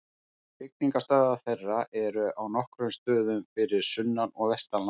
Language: Icelandic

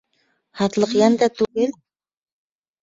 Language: Bashkir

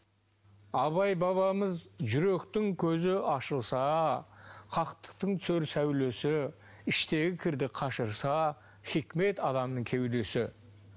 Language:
Kazakh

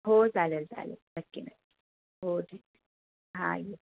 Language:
Marathi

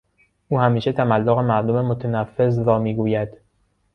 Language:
Persian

